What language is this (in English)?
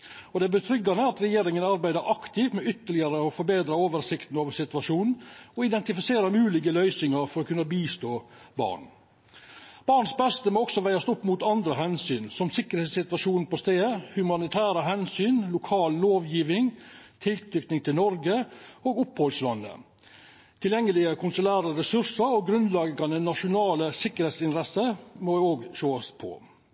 Norwegian Nynorsk